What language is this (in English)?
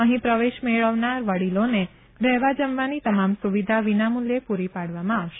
Gujarati